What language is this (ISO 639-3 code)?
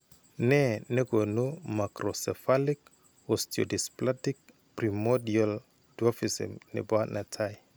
kln